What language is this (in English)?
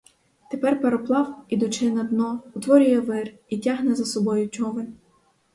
Ukrainian